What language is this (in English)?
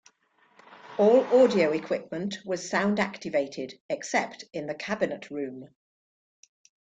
English